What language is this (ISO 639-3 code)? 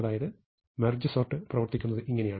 mal